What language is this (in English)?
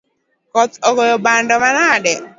Luo (Kenya and Tanzania)